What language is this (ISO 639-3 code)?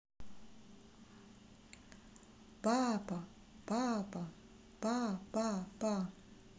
rus